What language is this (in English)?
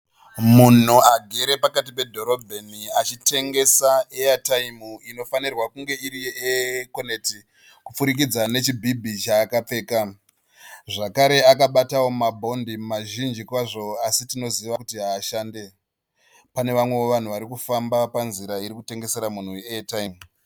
Shona